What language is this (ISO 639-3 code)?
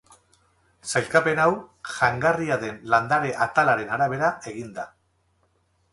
eus